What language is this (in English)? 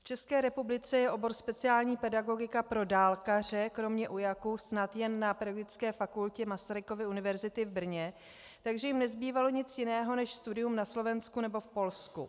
Czech